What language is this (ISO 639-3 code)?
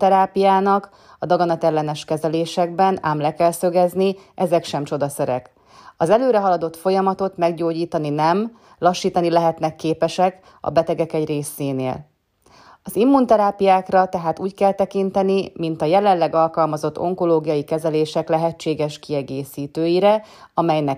hun